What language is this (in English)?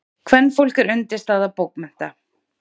Icelandic